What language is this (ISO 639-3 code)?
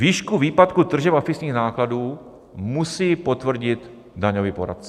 ces